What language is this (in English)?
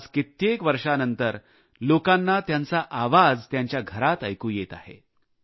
Marathi